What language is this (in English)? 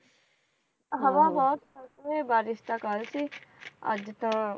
Punjabi